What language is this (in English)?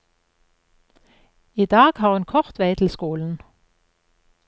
Norwegian